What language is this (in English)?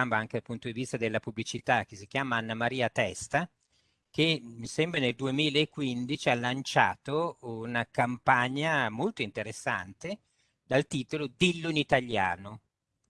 Italian